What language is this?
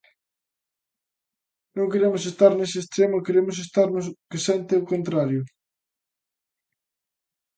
Galician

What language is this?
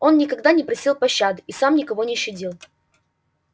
Russian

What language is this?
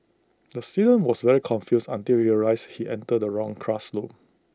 English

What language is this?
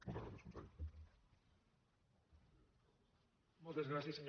Catalan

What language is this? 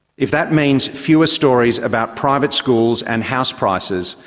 English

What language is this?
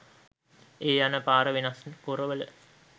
Sinhala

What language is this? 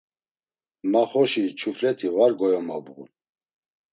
Laz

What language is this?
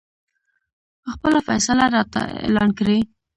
Pashto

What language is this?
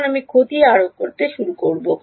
Bangla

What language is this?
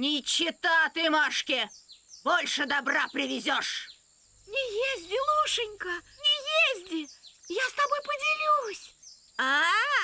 Russian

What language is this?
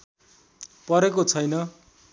Nepali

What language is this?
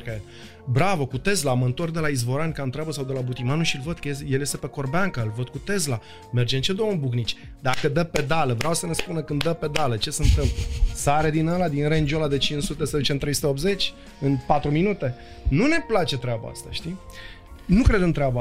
Romanian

